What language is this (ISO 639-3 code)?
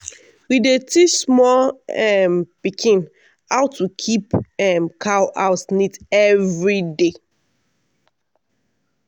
pcm